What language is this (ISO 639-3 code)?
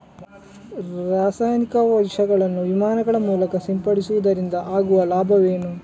kan